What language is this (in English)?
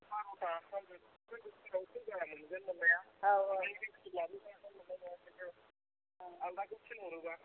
Bodo